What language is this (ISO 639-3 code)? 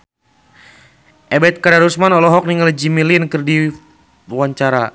sun